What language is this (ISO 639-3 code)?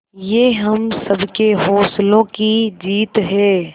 hin